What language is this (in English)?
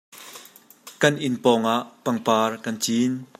Hakha Chin